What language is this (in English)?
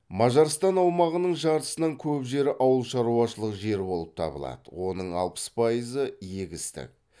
Kazakh